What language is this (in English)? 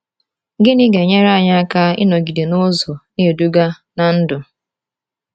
Igbo